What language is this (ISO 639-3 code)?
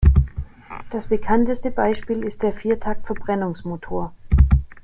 deu